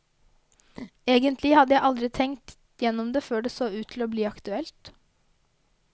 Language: Norwegian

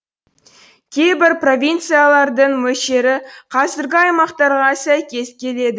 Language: Kazakh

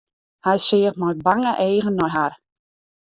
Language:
Western Frisian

